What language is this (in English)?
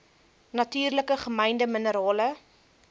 Afrikaans